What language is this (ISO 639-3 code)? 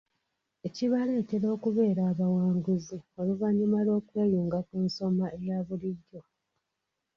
lug